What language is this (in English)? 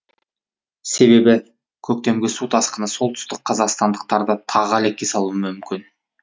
Kazakh